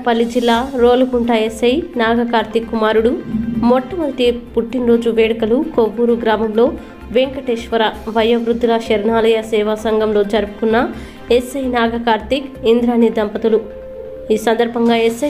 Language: Telugu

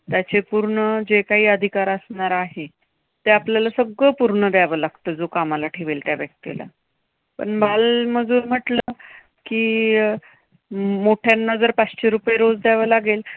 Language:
Marathi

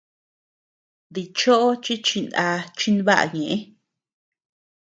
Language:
Tepeuxila Cuicatec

